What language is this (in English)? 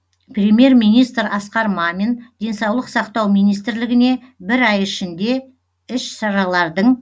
Kazakh